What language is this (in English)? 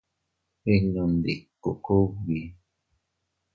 Teutila Cuicatec